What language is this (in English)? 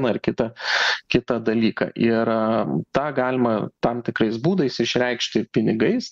Lithuanian